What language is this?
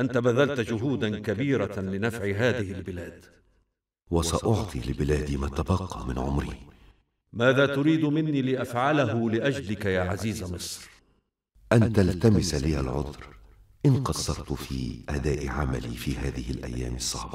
Arabic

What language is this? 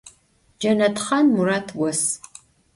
Adyghe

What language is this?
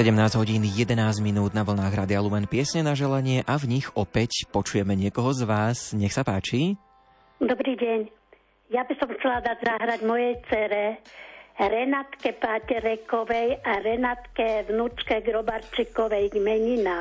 Slovak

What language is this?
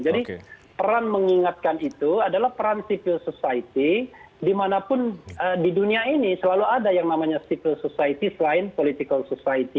Indonesian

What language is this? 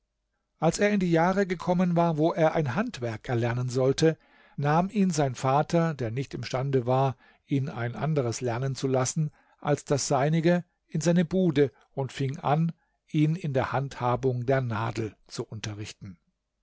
German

